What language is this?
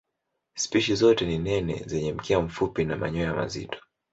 Swahili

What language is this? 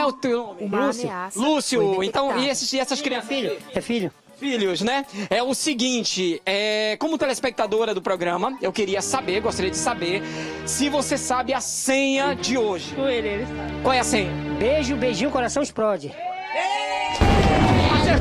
Portuguese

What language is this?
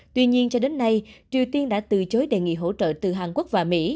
Vietnamese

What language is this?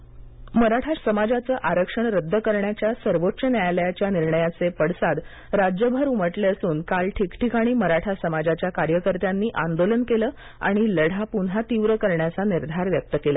Marathi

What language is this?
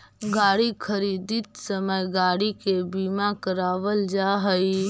Magahi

